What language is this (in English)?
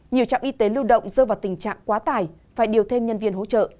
Vietnamese